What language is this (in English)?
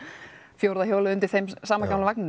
Icelandic